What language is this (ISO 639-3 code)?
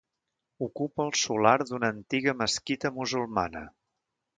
cat